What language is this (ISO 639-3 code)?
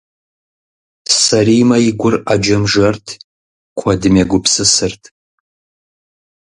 kbd